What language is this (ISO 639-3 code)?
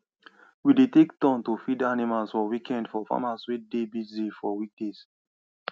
pcm